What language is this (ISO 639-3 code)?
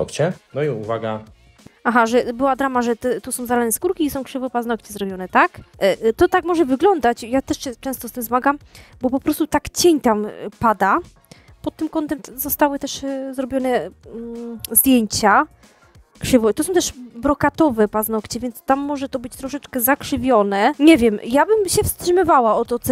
pol